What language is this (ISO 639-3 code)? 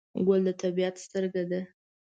pus